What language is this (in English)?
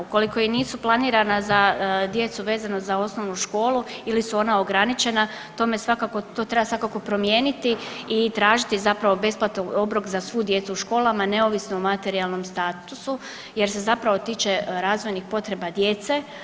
Croatian